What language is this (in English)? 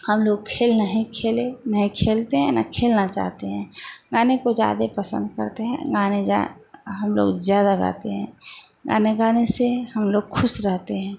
Hindi